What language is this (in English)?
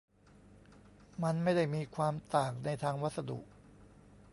Thai